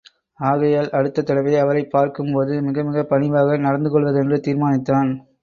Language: Tamil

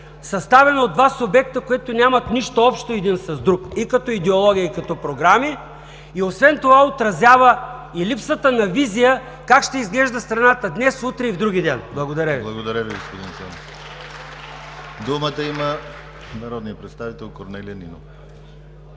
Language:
Bulgarian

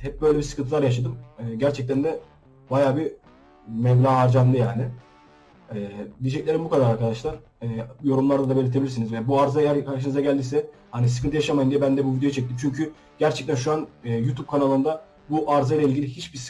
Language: Turkish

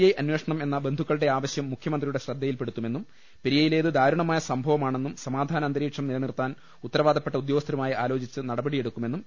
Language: Malayalam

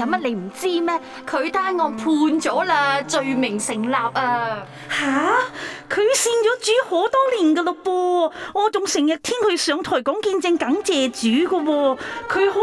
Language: Chinese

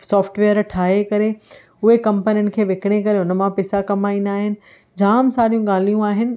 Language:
Sindhi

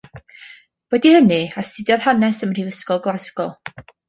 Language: Welsh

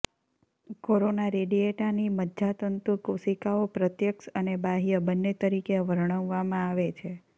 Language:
Gujarati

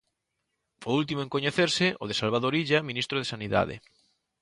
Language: Galician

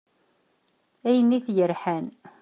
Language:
Kabyle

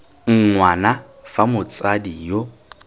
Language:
Tswana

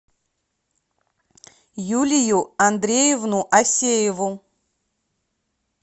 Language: Russian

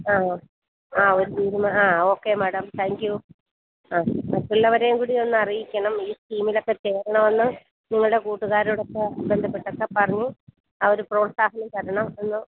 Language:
Malayalam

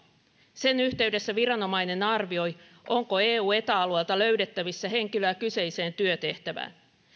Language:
Finnish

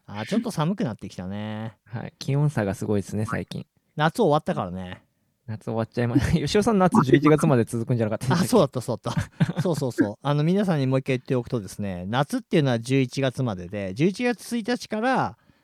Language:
Japanese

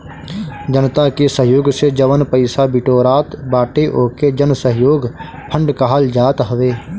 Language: Bhojpuri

